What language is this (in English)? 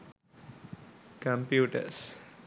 Sinhala